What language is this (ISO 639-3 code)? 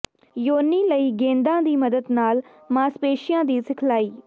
pan